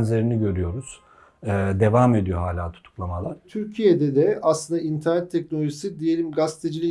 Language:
Turkish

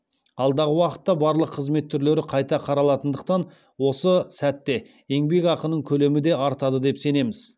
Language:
Kazakh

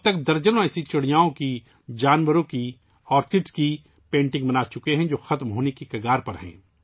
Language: Urdu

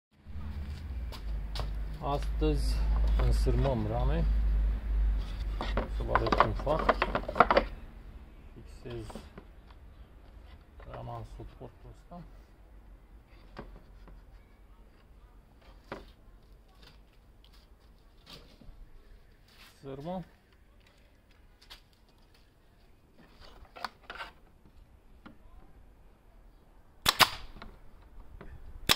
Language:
Romanian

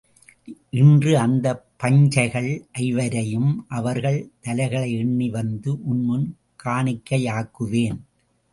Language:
Tamil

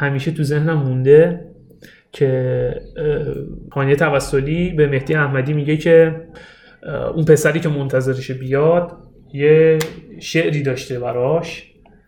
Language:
Persian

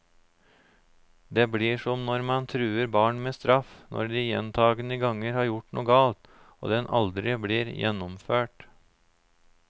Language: Norwegian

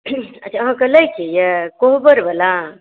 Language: Maithili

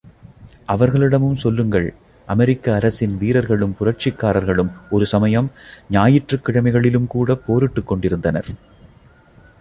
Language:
Tamil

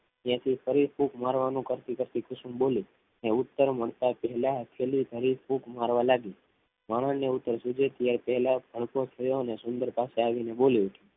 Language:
Gujarati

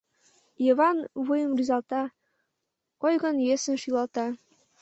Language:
Mari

